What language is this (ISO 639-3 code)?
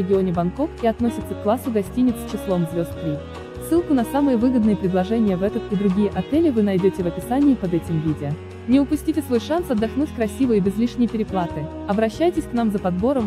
rus